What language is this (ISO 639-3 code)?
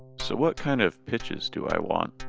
eng